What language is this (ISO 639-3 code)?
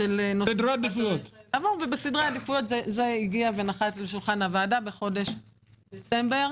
heb